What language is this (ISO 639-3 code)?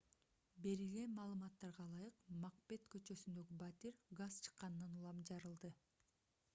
kir